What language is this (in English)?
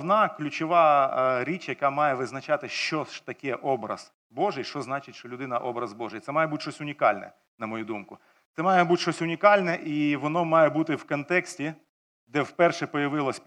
Ukrainian